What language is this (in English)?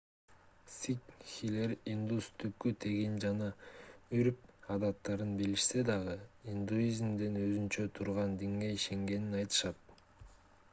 Kyrgyz